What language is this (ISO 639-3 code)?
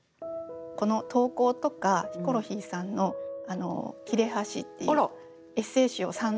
jpn